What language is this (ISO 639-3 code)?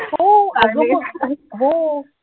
mar